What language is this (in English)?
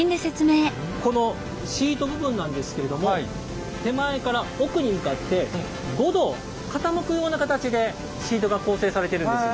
Japanese